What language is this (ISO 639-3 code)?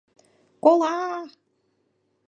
chm